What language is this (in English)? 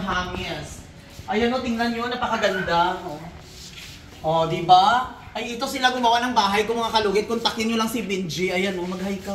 Filipino